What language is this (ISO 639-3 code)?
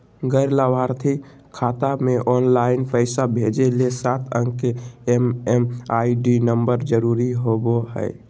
mag